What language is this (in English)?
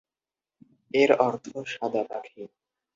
Bangla